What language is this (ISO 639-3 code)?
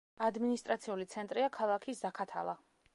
kat